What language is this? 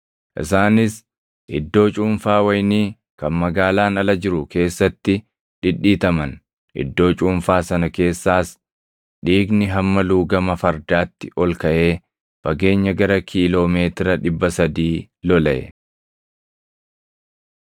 Oromo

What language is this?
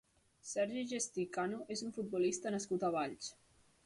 Catalan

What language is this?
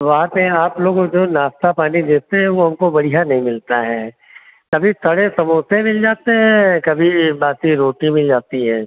Hindi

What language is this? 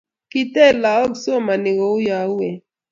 Kalenjin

